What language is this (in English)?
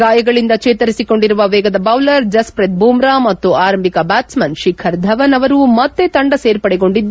Kannada